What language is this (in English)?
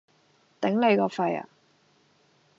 Cantonese